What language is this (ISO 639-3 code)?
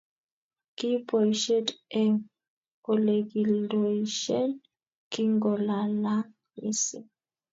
kln